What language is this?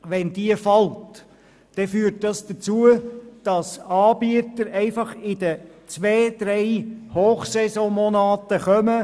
Swiss German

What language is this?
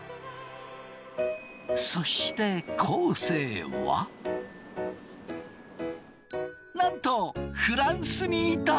Japanese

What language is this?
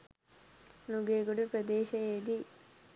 Sinhala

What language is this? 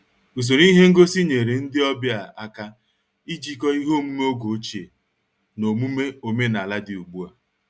Igbo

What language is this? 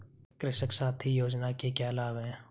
Hindi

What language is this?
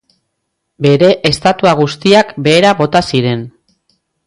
Basque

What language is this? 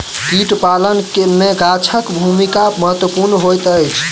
Maithili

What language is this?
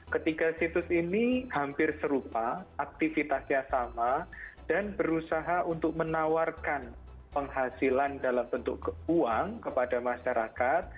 Indonesian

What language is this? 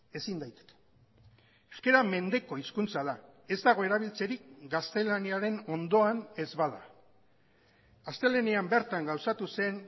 Basque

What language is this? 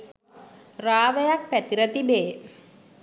Sinhala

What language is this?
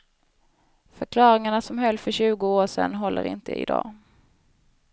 Swedish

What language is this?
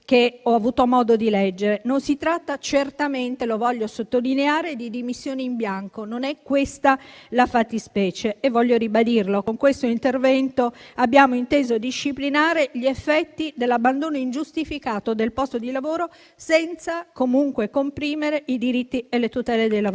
Italian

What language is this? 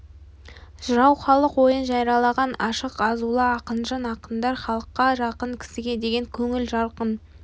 Kazakh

